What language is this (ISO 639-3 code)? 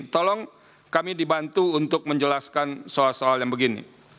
ind